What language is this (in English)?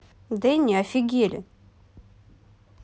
Russian